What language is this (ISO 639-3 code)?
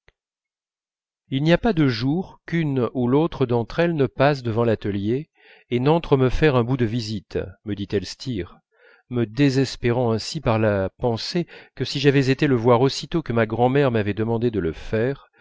fra